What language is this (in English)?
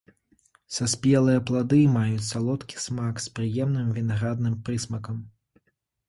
Belarusian